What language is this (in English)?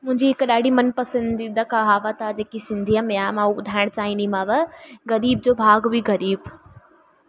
Sindhi